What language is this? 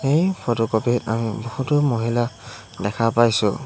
Assamese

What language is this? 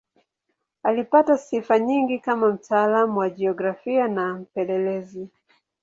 Swahili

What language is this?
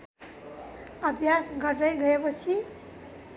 Nepali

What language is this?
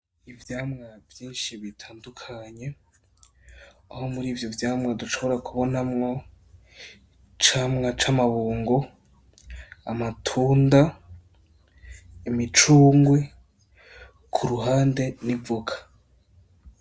Rundi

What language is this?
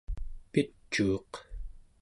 Central Yupik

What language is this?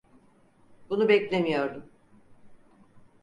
Turkish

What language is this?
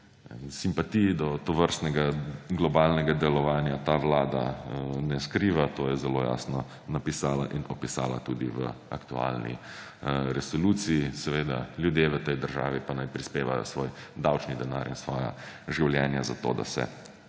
Slovenian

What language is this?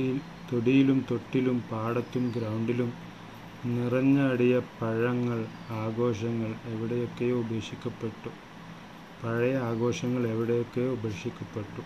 Malayalam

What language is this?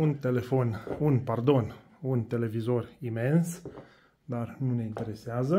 Romanian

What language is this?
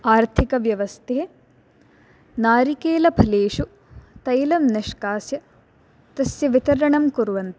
Sanskrit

